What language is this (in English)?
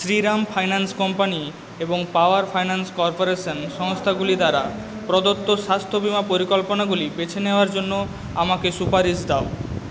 Bangla